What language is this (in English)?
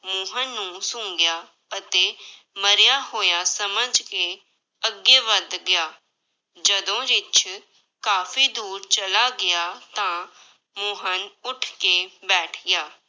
Punjabi